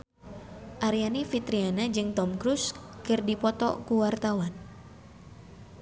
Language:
Sundanese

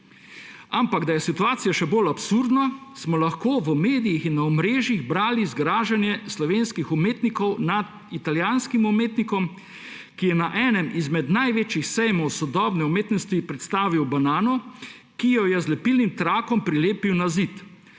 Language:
Slovenian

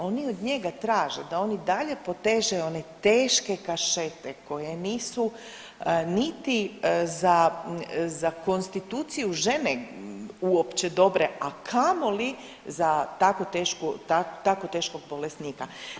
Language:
Croatian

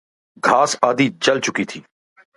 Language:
Urdu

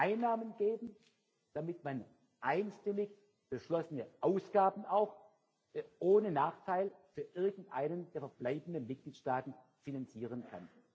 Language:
German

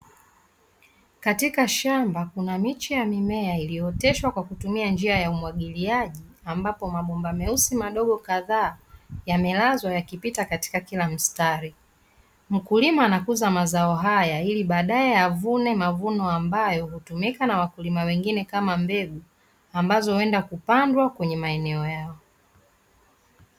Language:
Swahili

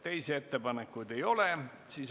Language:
Estonian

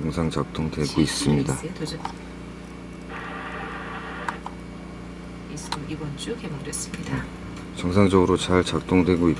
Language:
Korean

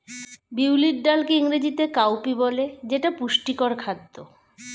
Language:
Bangla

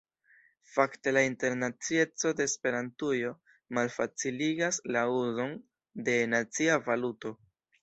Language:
Esperanto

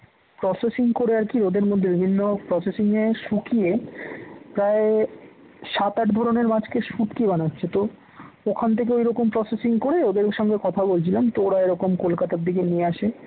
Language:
Bangla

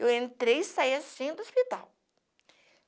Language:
Portuguese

